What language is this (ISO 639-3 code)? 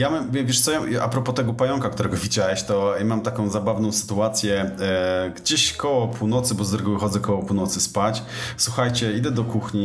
pol